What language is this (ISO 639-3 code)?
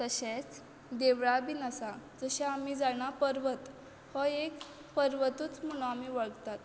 kok